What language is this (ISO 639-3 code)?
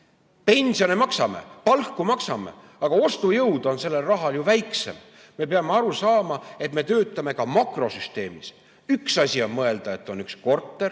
est